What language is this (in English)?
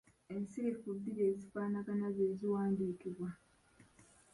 Ganda